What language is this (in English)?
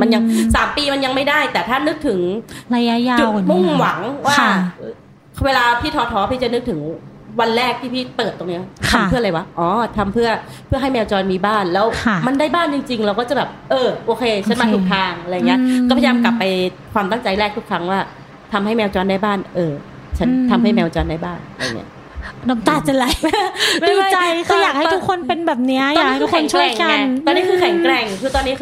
Thai